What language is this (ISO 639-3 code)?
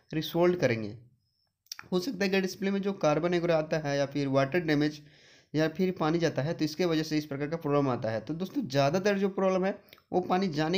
hin